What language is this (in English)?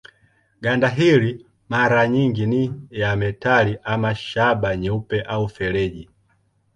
Swahili